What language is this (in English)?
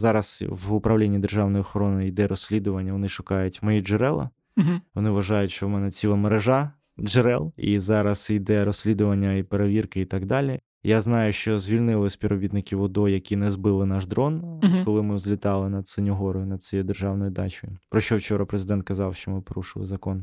Ukrainian